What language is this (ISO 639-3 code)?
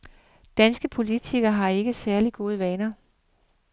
dan